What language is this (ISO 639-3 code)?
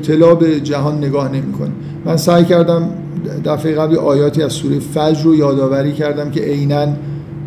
fas